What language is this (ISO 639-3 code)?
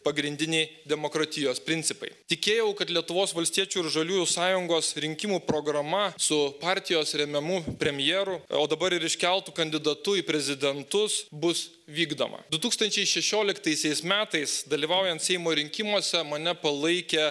lit